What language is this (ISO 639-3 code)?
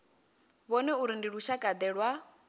ven